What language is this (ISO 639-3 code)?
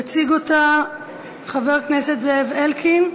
heb